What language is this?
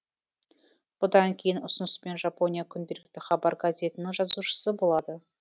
Kazakh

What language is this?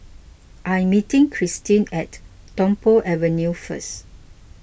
English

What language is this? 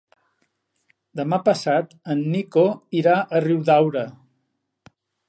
Catalan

